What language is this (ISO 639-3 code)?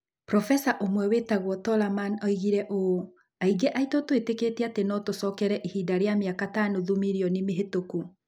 kik